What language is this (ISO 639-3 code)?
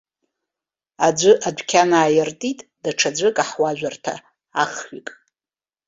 abk